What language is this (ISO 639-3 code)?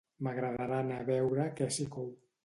cat